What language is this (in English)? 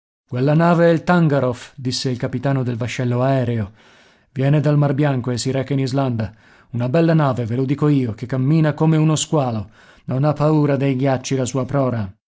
Italian